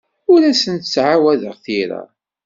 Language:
Kabyle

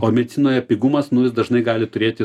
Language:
Lithuanian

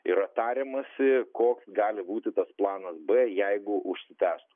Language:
Lithuanian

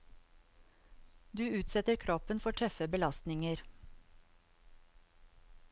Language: Norwegian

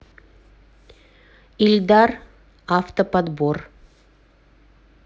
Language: Russian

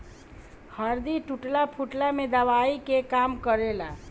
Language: Bhojpuri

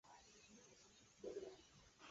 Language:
Chinese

